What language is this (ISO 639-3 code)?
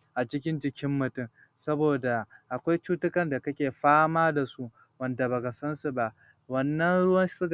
hau